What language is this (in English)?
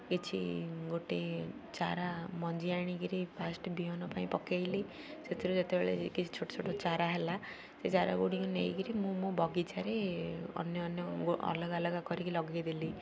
Odia